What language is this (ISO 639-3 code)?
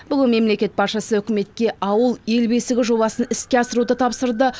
kaz